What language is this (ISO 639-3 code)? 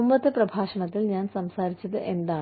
mal